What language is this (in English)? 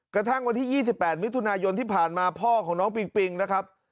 Thai